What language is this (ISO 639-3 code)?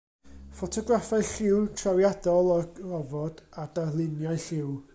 cym